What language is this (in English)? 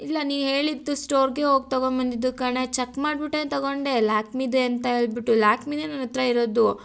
Kannada